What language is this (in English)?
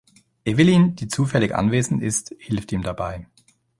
German